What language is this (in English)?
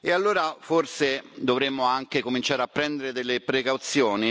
Italian